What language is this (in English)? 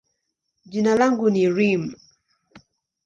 Swahili